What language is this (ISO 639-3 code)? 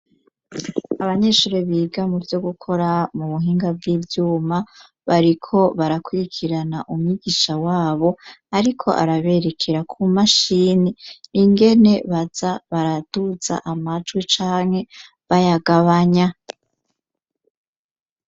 run